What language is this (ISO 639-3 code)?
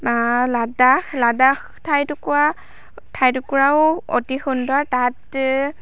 asm